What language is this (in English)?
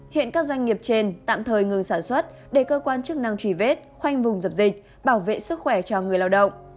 Vietnamese